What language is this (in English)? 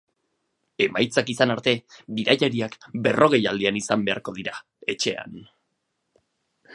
Basque